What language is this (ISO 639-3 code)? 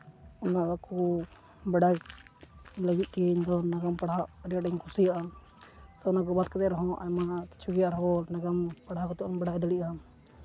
sat